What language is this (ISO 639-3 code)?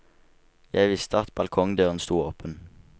nor